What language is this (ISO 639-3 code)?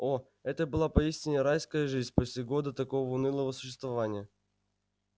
rus